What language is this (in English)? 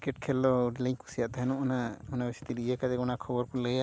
Santali